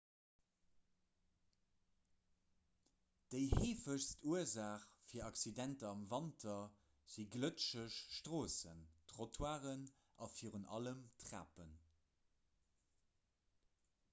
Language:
Luxembourgish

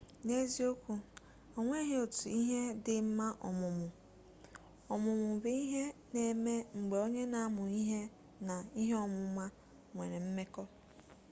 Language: Igbo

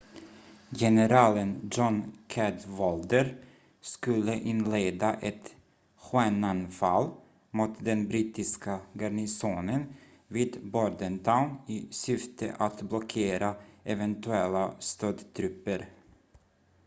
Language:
Swedish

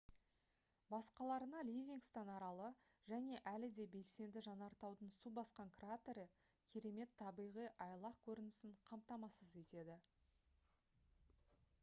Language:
Kazakh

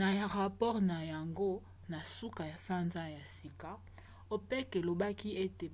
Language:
Lingala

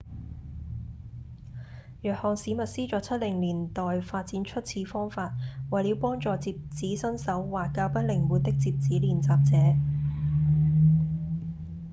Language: Cantonese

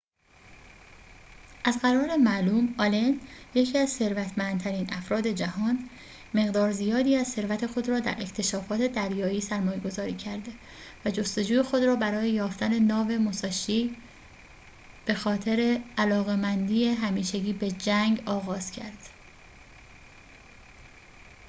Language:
Persian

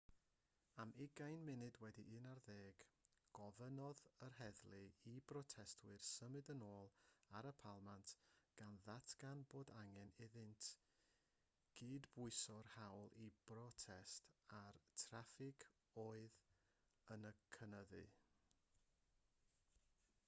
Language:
Welsh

